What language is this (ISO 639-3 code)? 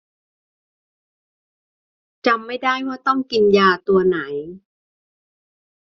tha